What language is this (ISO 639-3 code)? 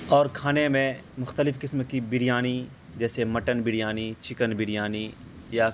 urd